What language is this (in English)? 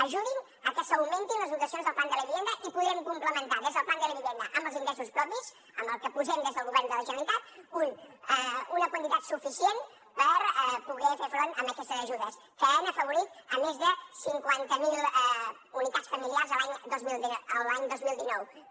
Catalan